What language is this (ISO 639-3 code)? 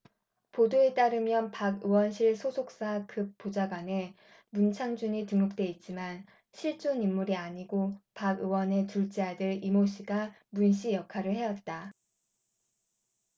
kor